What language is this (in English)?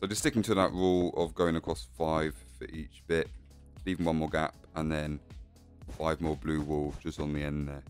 English